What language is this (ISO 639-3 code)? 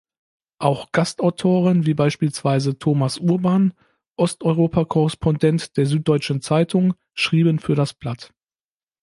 deu